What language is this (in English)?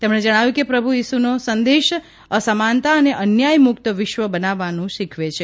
Gujarati